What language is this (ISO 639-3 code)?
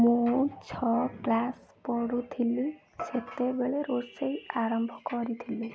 ori